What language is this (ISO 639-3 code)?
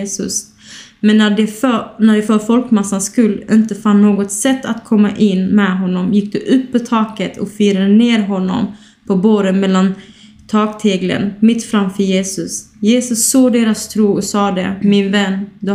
swe